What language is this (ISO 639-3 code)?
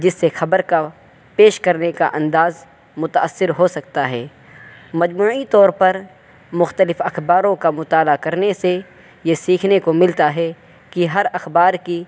urd